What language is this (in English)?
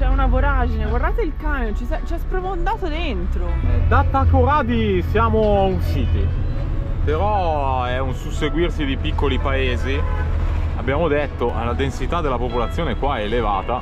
Italian